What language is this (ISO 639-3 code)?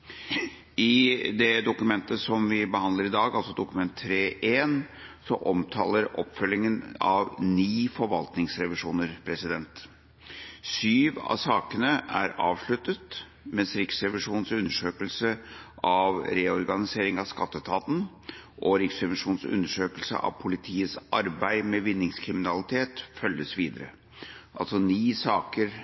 nob